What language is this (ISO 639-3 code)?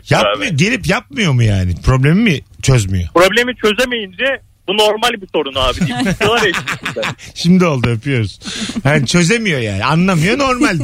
tur